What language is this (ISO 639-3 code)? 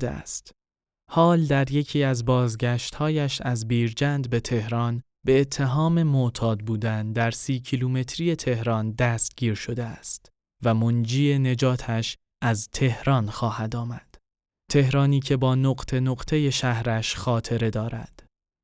fas